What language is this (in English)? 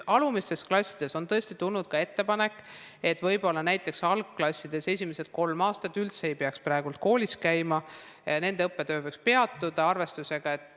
Estonian